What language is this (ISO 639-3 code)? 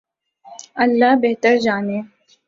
urd